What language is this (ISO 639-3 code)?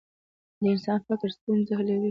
pus